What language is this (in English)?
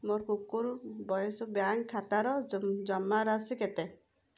Odia